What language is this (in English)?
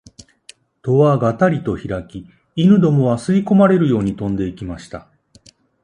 Japanese